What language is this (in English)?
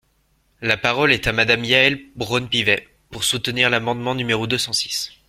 French